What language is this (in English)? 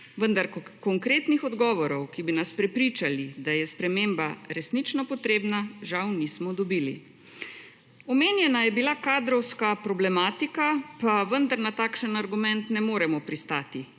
Slovenian